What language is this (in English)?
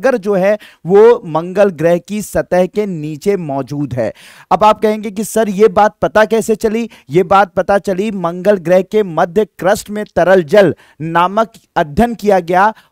Hindi